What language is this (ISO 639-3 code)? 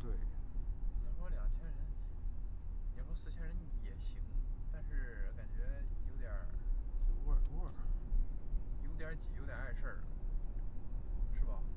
zho